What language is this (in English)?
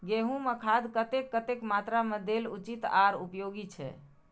Maithili